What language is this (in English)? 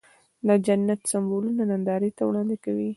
Pashto